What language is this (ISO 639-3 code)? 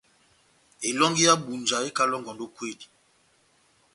bnm